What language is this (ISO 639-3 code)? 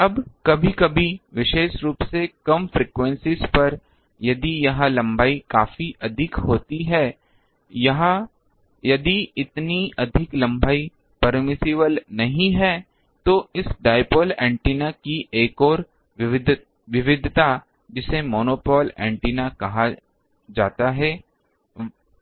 hin